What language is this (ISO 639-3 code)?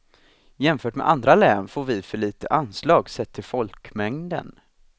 swe